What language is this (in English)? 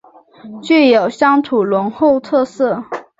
Chinese